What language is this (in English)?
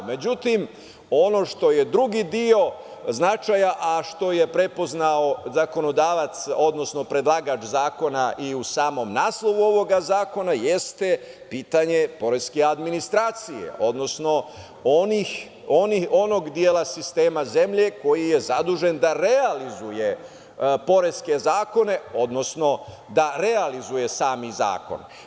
Serbian